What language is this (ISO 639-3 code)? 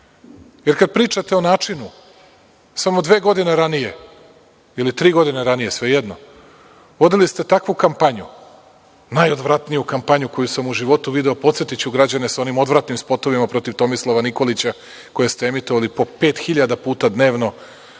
srp